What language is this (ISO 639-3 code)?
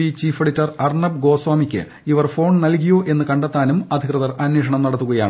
mal